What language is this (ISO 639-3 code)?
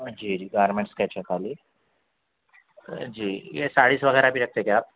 urd